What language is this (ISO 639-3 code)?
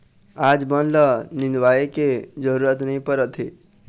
hne